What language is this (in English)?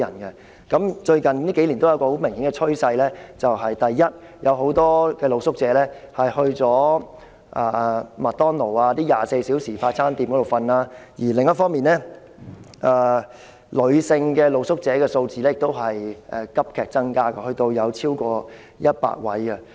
Cantonese